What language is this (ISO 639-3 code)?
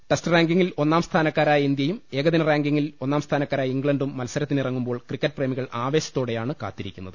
mal